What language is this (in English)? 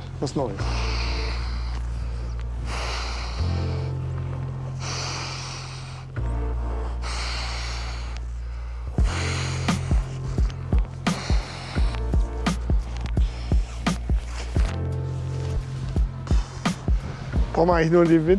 German